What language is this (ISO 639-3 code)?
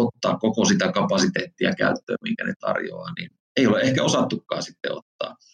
fin